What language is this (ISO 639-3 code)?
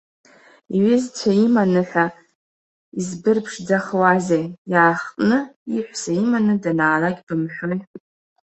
abk